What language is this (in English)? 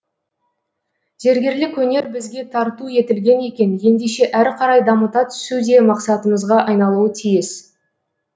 Kazakh